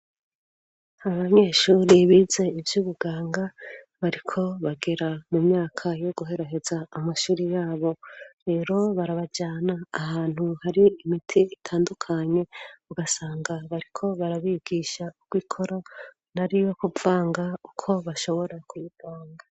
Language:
Rundi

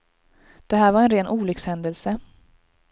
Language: Swedish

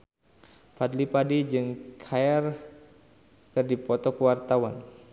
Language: Sundanese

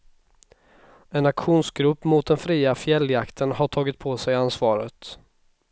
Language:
Swedish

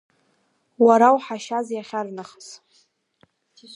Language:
Abkhazian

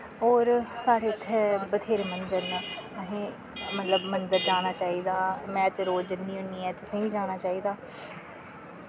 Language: Dogri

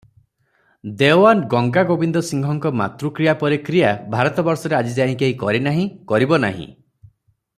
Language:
Odia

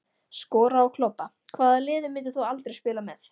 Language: Icelandic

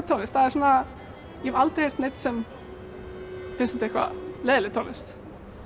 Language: Icelandic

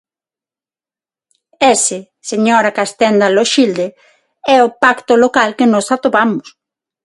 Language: Galician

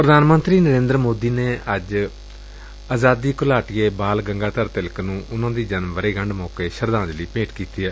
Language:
Punjabi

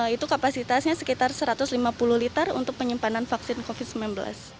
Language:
Indonesian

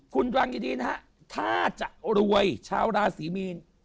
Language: Thai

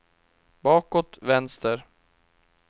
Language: Swedish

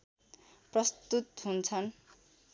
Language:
Nepali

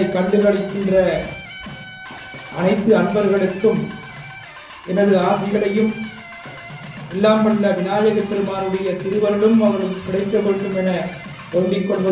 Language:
Dutch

